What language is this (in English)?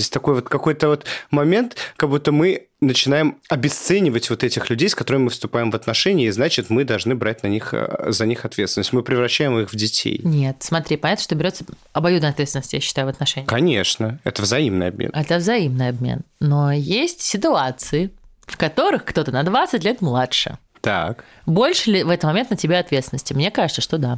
Russian